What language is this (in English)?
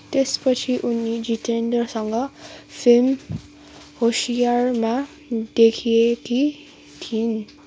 Nepali